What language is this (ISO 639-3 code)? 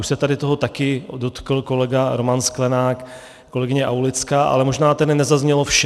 ces